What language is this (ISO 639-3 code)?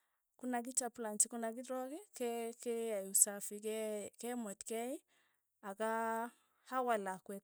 tuy